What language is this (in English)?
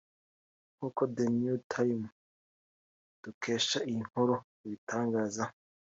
Kinyarwanda